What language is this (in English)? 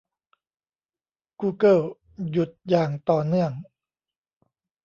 Thai